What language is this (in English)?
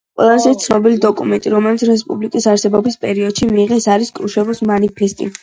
Georgian